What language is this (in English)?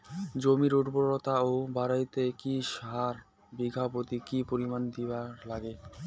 Bangla